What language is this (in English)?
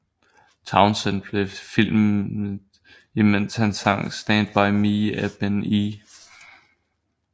Danish